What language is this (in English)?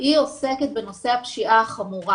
Hebrew